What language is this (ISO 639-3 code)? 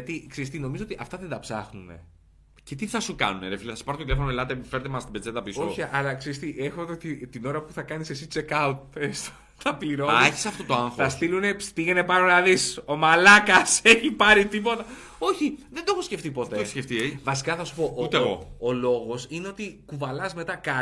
ell